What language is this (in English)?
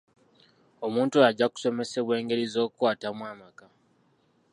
Ganda